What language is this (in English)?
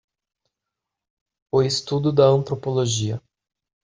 Portuguese